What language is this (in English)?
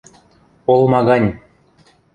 Western Mari